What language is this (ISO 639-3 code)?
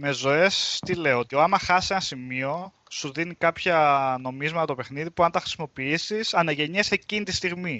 ell